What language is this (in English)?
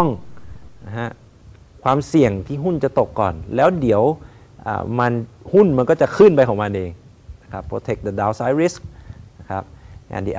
Thai